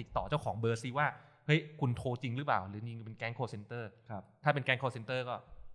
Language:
Thai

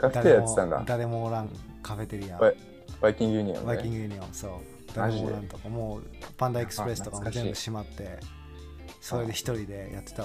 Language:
Japanese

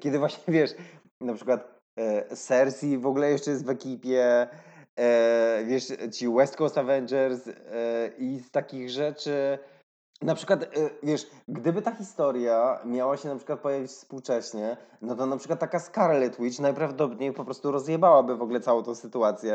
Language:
Polish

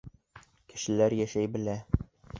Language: Bashkir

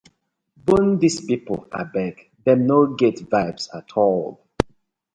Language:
Nigerian Pidgin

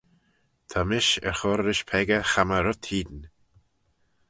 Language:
Manx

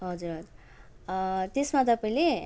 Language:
Nepali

